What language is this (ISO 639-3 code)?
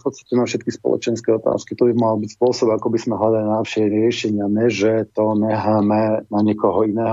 slk